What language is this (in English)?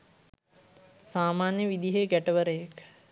Sinhala